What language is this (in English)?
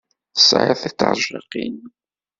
Kabyle